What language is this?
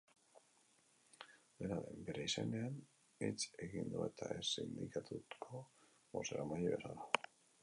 Basque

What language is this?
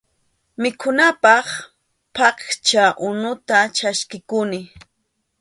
Arequipa-La Unión Quechua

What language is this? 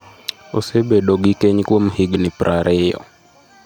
Luo (Kenya and Tanzania)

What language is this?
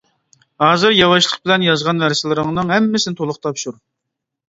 Uyghur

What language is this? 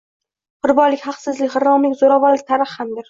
Uzbek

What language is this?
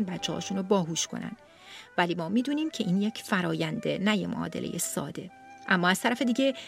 Persian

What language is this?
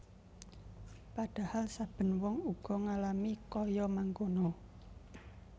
Javanese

